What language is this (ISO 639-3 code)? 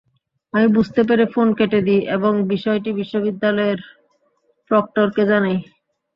ben